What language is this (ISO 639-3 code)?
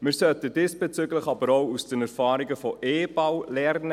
gsw